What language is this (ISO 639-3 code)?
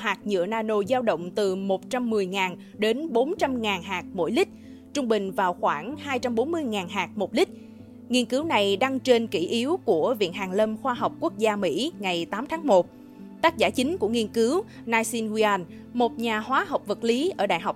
vie